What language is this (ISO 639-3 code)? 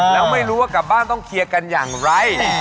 tha